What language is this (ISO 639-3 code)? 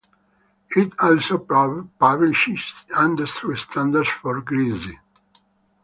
eng